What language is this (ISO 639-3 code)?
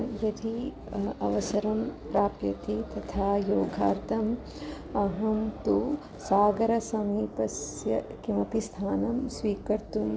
san